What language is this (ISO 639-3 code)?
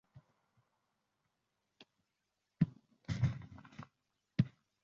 uzb